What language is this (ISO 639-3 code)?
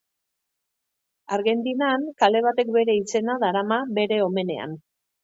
eus